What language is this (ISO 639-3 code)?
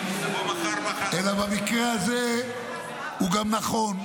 heb